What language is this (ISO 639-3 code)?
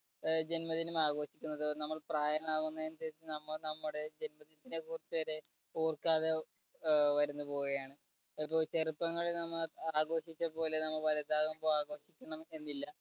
mal